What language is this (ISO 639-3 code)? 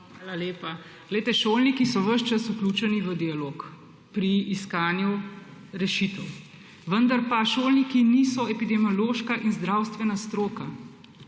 slv